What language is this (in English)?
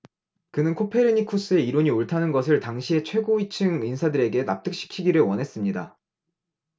Korean